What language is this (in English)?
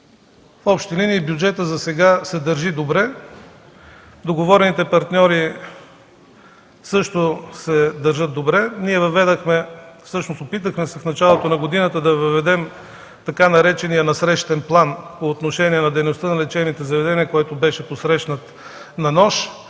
Bulgarian